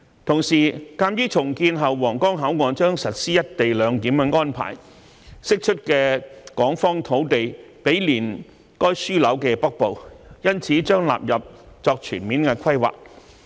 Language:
Cantonese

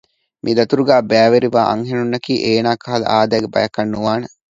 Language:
Divehi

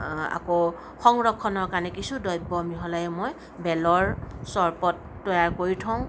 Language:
Assamese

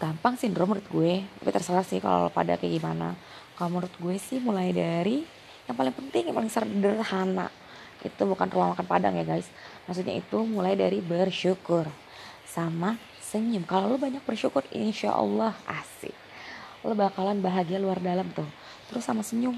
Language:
Indonesian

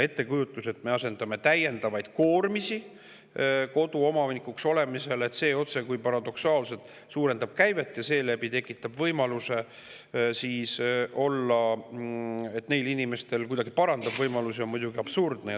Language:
Estonian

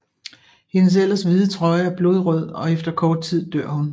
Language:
Danish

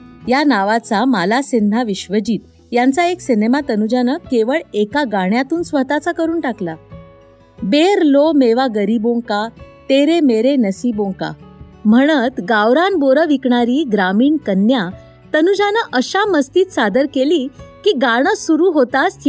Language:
Marathi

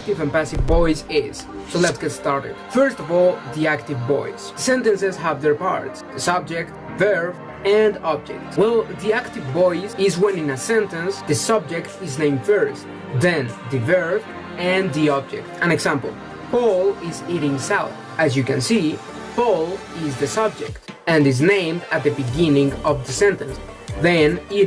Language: English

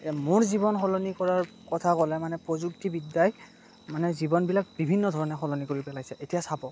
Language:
Assamese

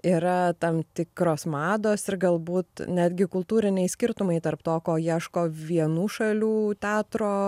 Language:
Lithuanian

